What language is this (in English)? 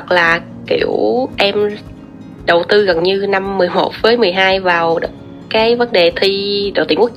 Vietnamese